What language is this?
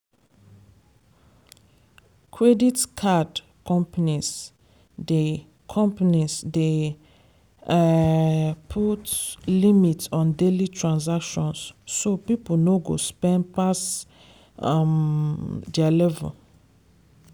Nigerian Pidgin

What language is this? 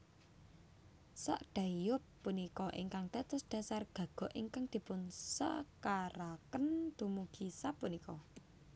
Javanese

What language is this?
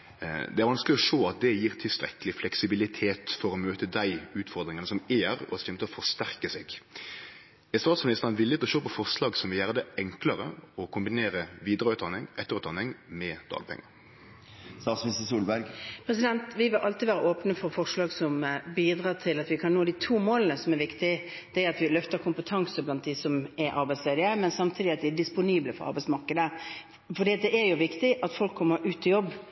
Norwegian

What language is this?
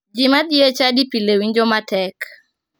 Luo (Kenya and Tanzania)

